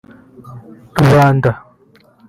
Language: Kinyarwanda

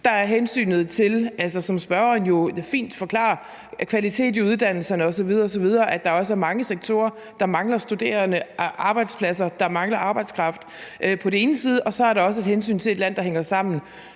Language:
Danish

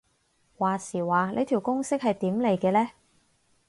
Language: Cantonese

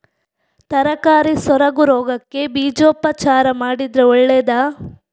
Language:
Kannada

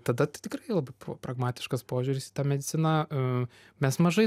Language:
Lithuanian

